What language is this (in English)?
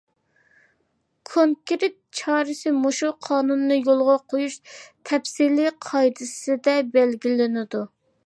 Uyghur